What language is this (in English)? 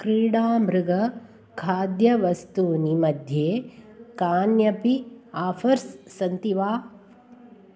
Sanskrit